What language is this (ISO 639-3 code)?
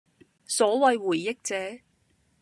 yue